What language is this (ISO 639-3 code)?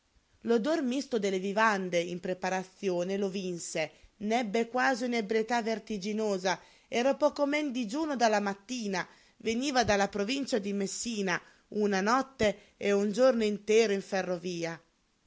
ita